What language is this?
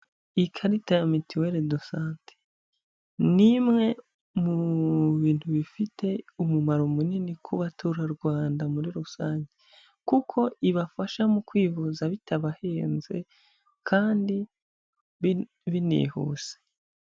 Kinyarwanda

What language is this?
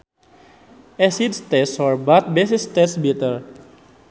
Sundanese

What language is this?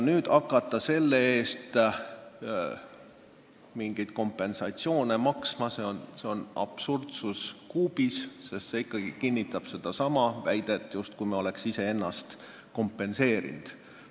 Estonian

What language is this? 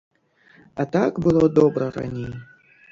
Belarusian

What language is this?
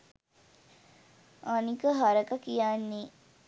Sinhala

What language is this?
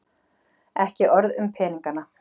Icelandic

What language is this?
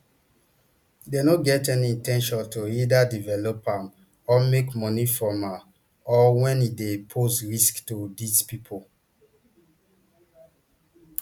Nigerian Pidgin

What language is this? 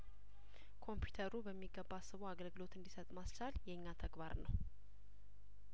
Amharic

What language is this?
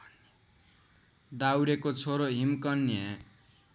Nepali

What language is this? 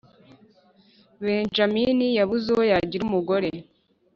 Kinyarwanda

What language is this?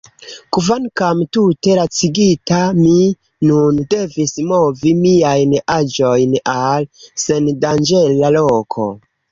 Esperanto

